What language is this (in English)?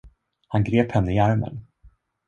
Swedish